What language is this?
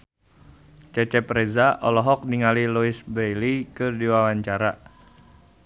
Sundanese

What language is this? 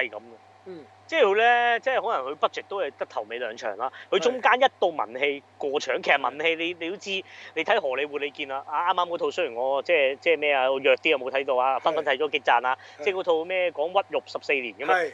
Chinese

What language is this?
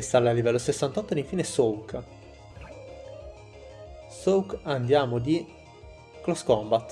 Italian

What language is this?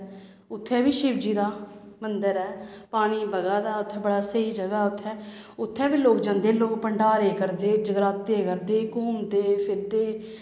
Dogri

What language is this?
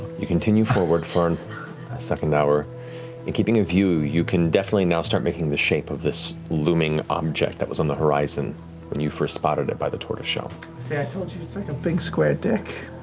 English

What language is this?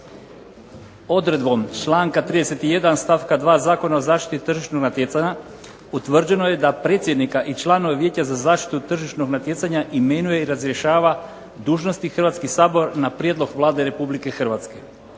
Croatian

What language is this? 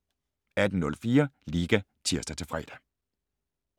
Danish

